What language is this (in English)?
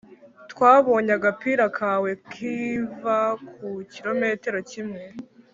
Kinyarwanda